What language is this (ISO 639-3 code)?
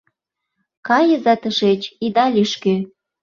chm